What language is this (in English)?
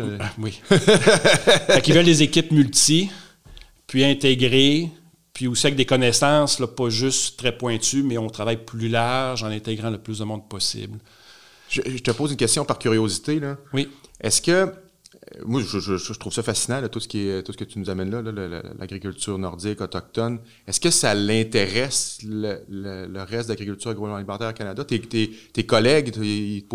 French